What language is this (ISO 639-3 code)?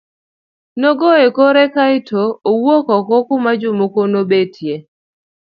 luo